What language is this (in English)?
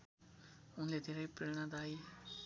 Nepali